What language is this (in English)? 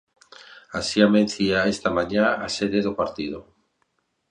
Galician